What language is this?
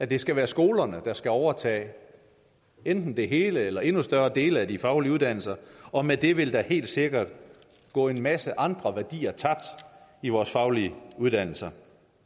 Danish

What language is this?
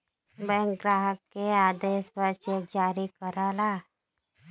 Bhojpuri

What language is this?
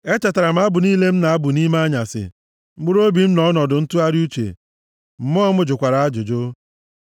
Igbo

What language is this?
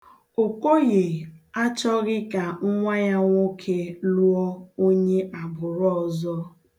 Igbo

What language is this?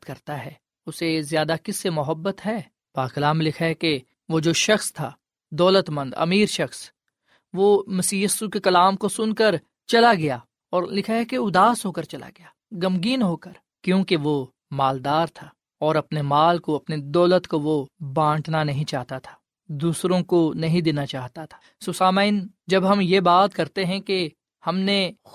Urdu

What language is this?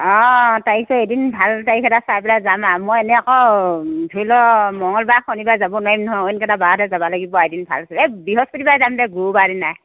Assamese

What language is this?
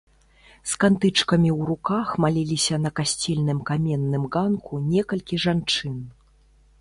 Belarusian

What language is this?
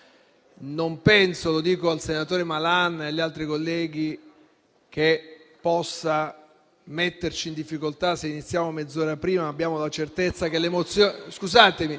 Italian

